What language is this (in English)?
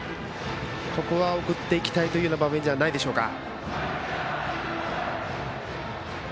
Japanese